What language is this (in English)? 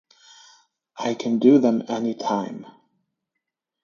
English